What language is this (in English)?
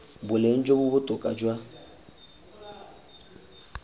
Tswana